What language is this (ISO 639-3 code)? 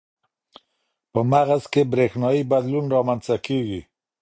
pus